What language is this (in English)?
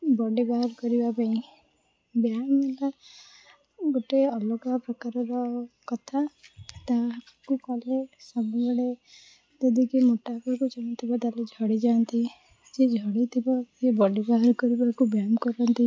Odia